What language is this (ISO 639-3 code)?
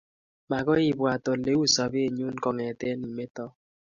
kln